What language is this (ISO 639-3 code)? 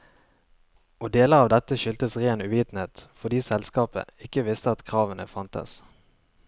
nor